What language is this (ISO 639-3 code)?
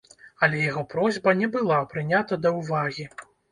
bel